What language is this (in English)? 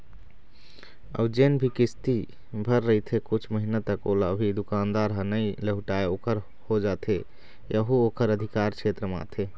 Chhattisgarhi